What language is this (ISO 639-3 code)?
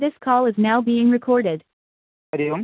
san